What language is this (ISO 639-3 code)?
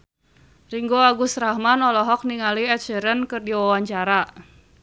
sun